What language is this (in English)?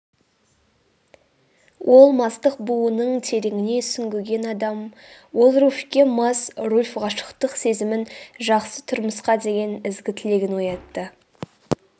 Kazakh